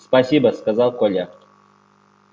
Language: Russian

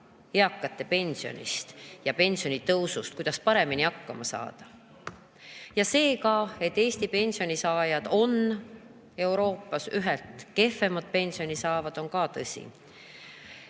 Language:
Estonian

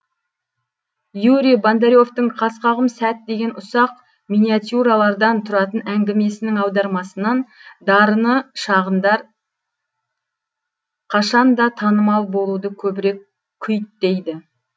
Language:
Kazakh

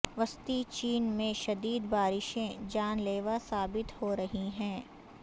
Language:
Urdu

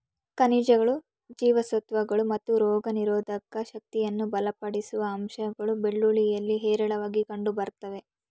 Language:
Kannada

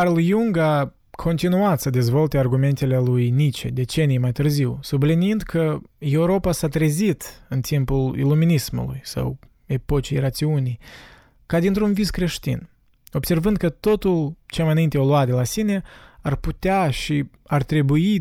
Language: Romanian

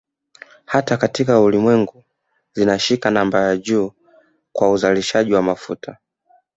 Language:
Swahili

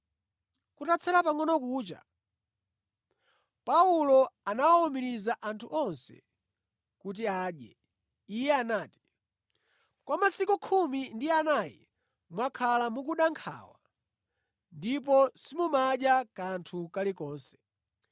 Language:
Nyanja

